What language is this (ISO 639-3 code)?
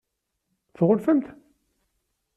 kab